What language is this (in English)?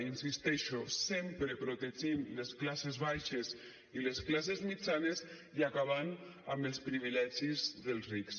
Catalan